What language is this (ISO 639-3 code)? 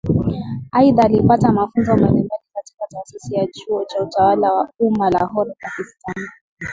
swa